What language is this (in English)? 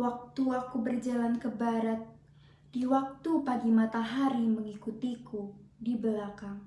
Indonesian